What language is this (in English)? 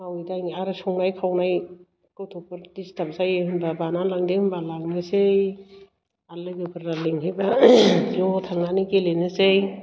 Bodo